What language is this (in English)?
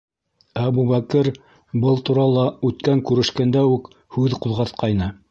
Bashkir